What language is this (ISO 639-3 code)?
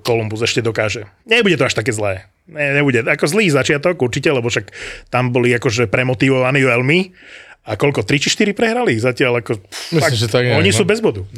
slk